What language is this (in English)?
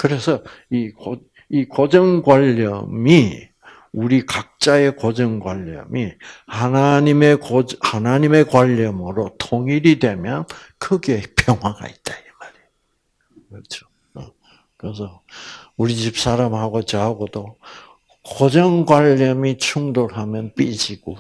Korean